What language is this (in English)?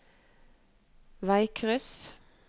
Norwegian